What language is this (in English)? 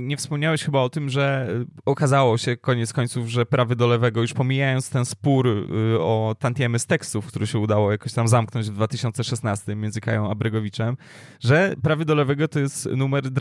Polish